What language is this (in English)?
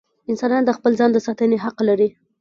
Pashto